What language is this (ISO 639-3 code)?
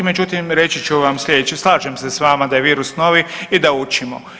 hrv